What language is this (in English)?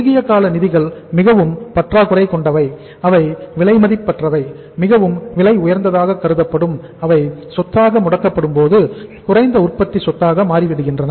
Tamil